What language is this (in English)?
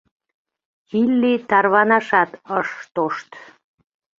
Mari